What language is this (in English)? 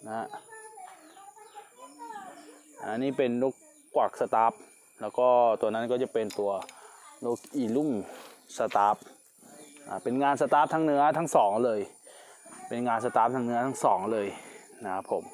Thai